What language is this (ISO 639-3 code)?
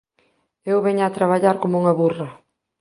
glg